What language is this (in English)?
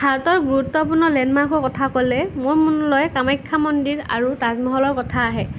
Assamese